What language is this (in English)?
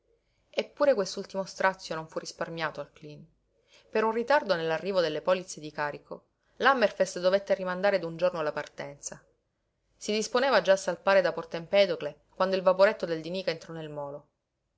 Italian